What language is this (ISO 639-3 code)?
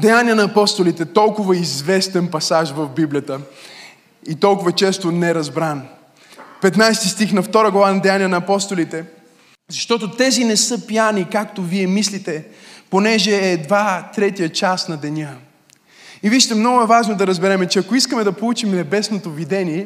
bul